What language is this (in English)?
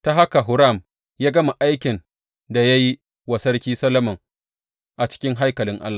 Hausa